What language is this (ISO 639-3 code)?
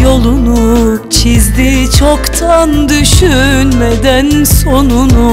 tur